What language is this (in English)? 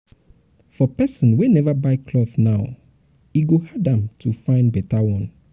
Nigerian Pidgin